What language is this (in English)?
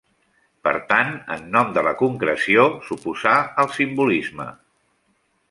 Catalan